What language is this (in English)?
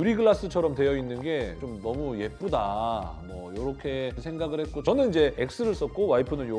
Korean